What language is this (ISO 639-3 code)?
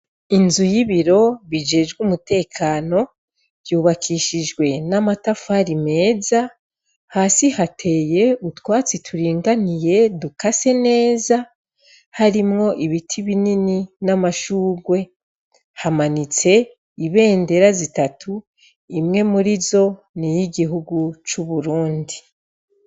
run